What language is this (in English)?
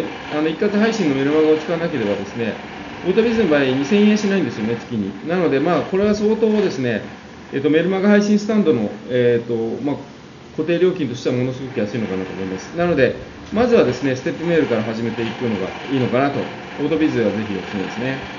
Japanese